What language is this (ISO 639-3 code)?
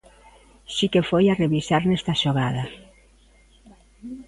glg